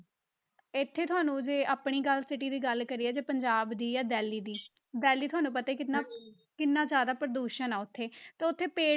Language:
Punjabi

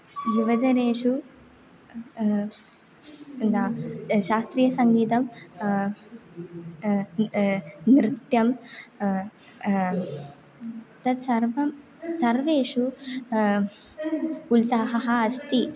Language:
Sanskrit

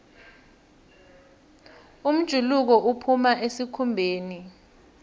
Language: South Ndebele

